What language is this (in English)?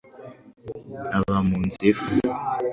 Kinyarwanda